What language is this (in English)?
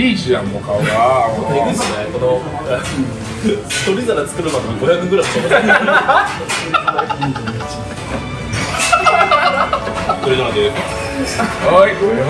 Japanese